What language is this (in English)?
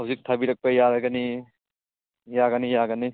Manipuri